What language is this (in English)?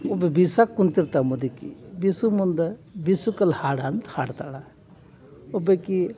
Kannada